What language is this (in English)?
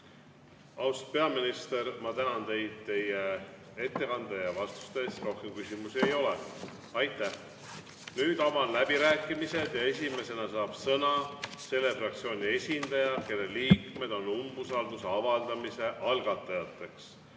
Estonian